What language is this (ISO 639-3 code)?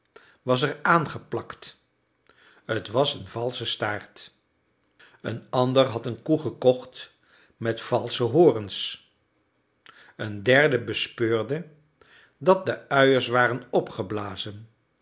nld